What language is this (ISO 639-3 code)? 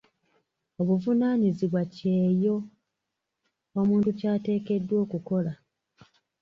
lug